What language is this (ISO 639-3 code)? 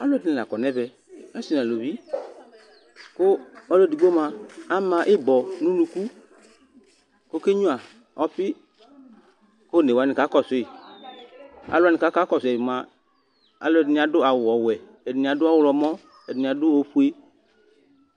kpo